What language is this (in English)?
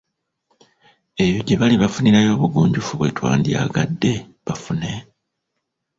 Ganda